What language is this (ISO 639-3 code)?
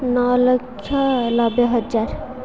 ori